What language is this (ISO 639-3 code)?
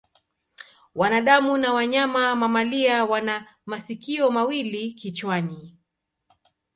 swa